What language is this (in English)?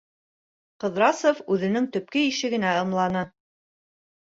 Bashkir